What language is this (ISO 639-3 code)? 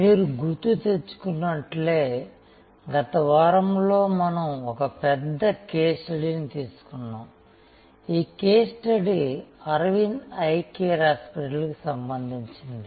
tel